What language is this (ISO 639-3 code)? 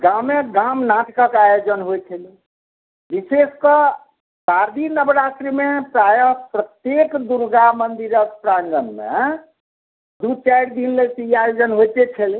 mai